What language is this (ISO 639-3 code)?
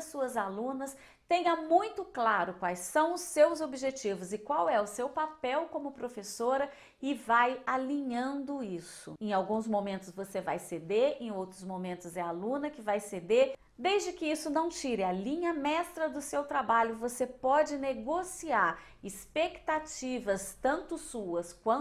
por